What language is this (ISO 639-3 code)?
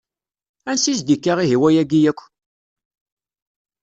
kab